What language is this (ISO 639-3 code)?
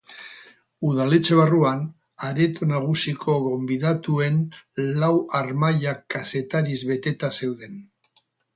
eus